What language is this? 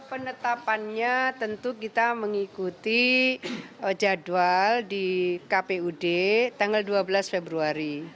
Indonesian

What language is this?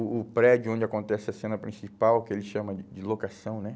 Portuguese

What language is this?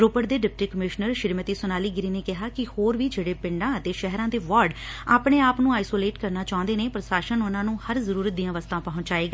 Punjabi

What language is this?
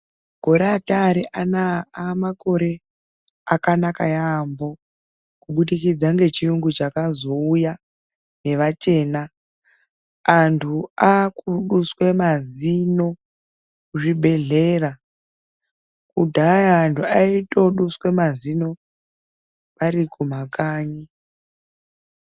Ndau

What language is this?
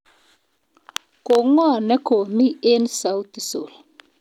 Kalenjin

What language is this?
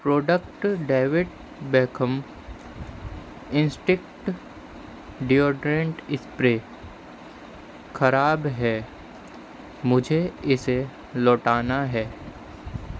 Urdu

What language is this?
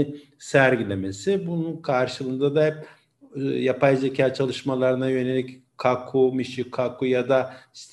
Turkish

